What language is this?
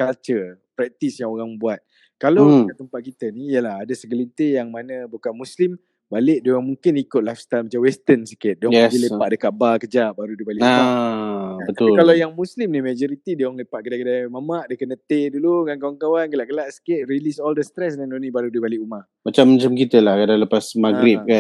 Malay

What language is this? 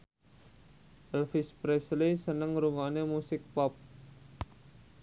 Javanese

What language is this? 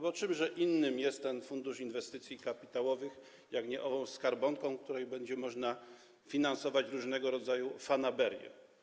Polish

